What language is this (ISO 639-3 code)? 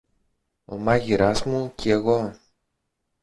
ell